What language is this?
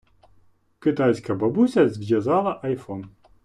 Ukrainian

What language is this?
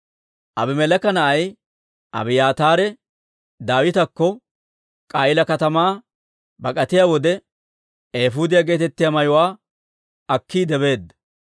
Dawro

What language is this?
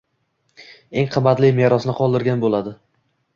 Uzbek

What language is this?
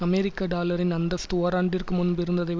Tamil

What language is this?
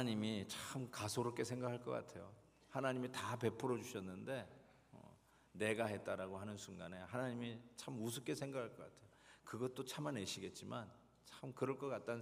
Korean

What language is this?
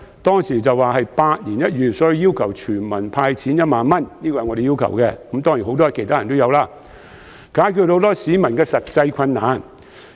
Cantonese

